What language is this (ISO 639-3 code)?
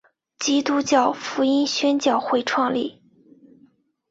zho